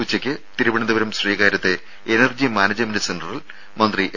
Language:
Malayalam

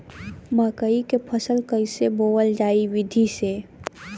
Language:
Bhojpuri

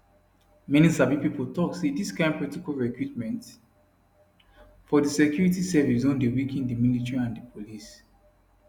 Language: Nigerian Pidgin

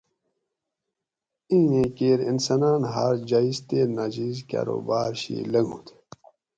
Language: Gawri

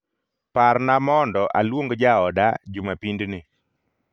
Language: Luo (Kenya and Tanzania)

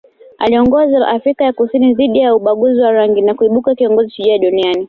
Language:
Swahili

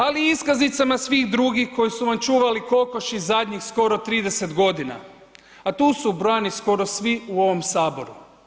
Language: Croatian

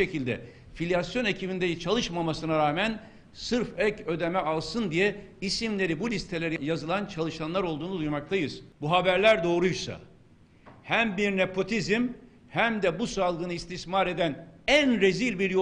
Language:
Turkish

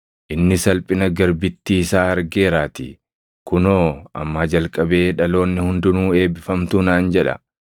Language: Oromo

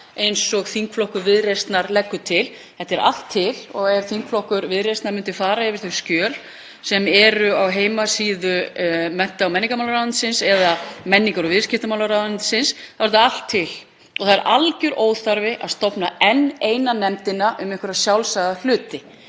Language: Icelandic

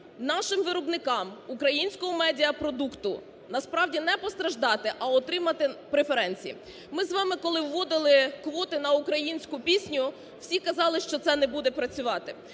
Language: Ukrainian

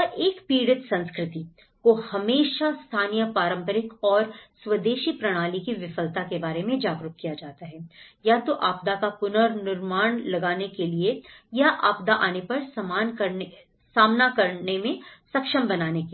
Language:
Hindi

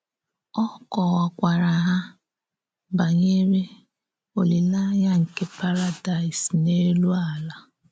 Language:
Igbo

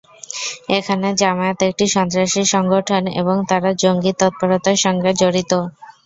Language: Bangla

